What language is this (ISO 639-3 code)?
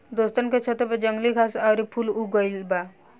bho